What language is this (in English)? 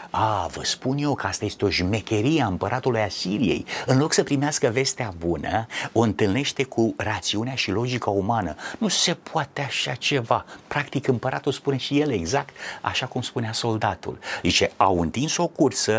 Romanian